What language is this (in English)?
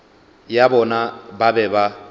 Northern Sotho